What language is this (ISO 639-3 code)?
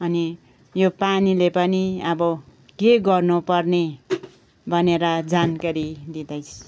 nep